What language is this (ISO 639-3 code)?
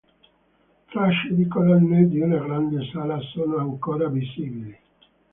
ita